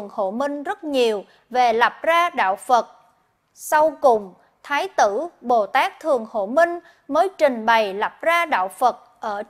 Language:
Vietnamese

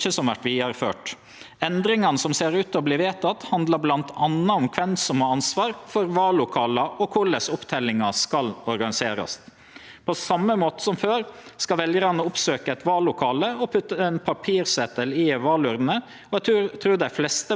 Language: Norwegian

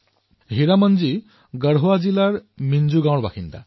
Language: Assamese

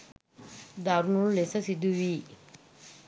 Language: Sinhala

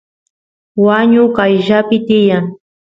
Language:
Santiago del Estero Quichua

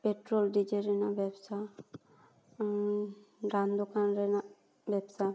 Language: Santali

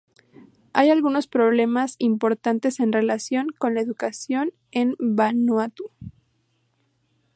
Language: Spanish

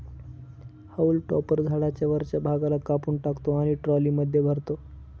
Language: Marathi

